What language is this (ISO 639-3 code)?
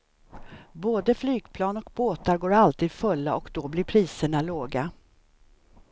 swe